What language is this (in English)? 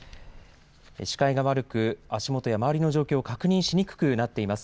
Japanese